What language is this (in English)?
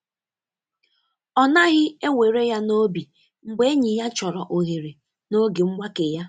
Igbo